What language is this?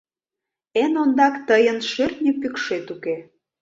Mari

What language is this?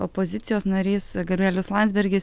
Lithuanian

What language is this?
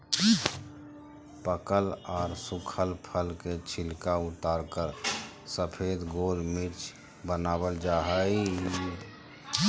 Magahi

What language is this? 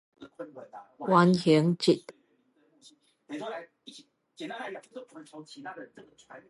Min Nan Chinese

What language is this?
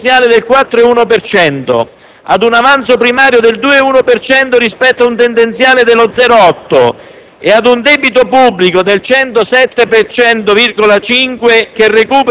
Italian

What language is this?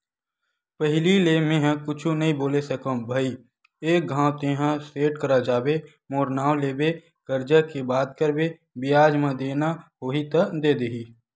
Chhattisgarhi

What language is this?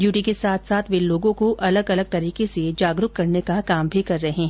Hindi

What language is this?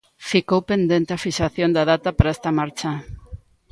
Galician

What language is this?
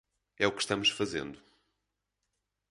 Portuguese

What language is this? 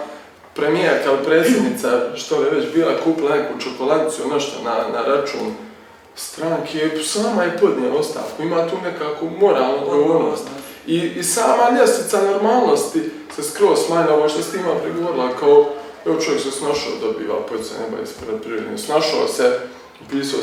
Croatian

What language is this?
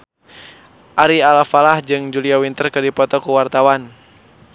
Sundanese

